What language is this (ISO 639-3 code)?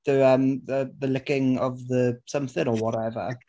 cym